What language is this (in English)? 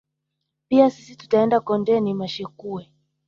Swahili